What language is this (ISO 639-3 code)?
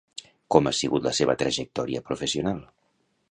cat